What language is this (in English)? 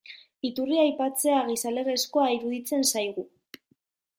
Basque